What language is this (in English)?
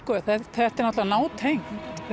Icelandic